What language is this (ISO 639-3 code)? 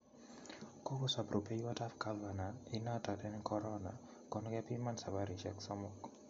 kln